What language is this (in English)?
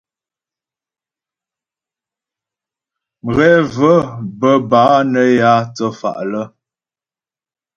Ghomala